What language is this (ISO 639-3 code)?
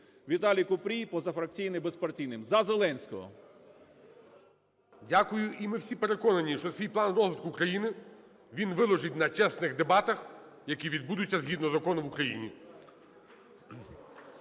ukr